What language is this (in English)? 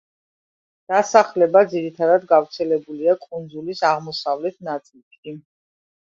Georgian